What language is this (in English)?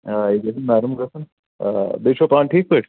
Kashmiri